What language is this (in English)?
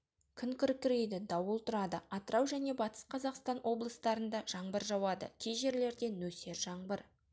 Kazakh